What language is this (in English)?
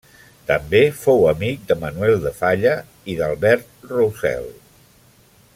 Catalan